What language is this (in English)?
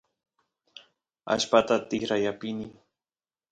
Santiago del Estero Quichua